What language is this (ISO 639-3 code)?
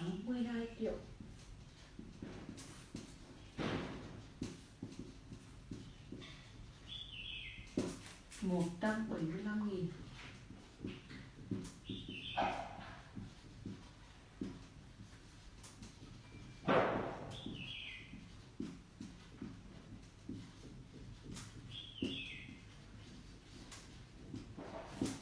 vie